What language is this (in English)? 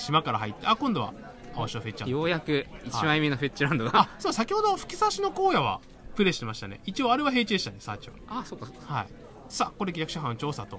Japanese